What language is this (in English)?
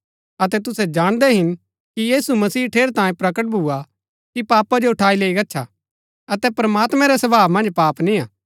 Gaddi